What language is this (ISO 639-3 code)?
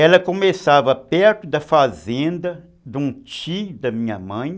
por